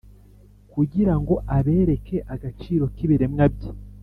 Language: Kinyarwanda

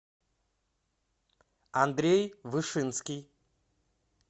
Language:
Russian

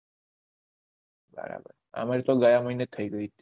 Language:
Gujarati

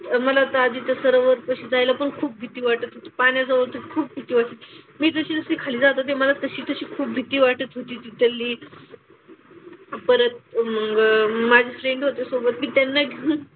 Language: Marathi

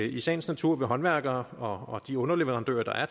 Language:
Danish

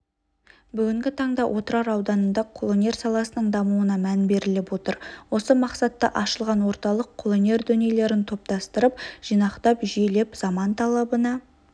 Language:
Kazakh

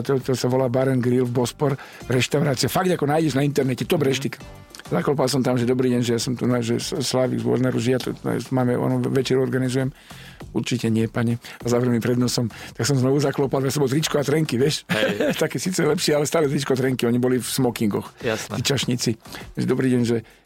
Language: Slovak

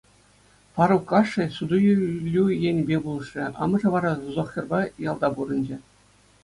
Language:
Chuvash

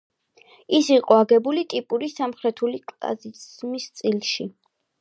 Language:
Georgian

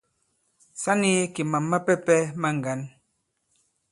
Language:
Bankon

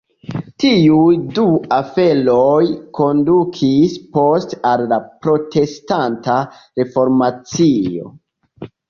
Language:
Esperanto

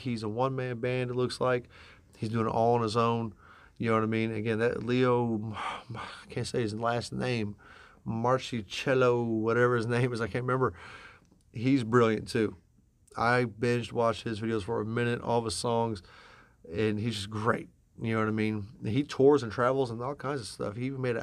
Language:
English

